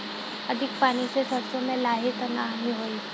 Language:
Bhojpuri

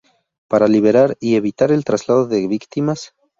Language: Spanish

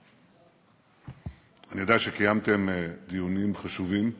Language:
Hebrew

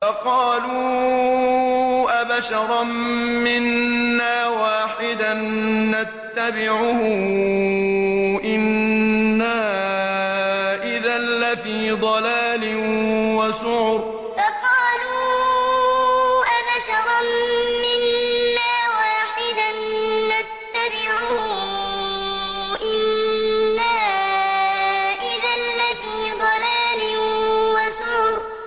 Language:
Arabic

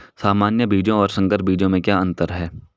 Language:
Hindi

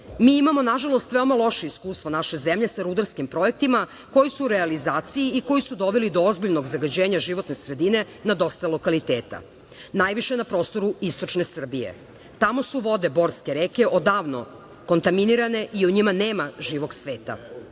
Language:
Serbian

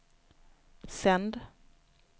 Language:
Swedish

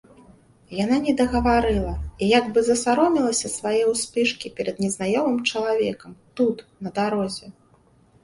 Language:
Belarusian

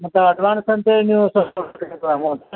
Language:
Kannada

